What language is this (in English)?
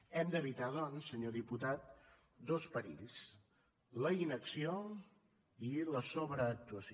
Catalan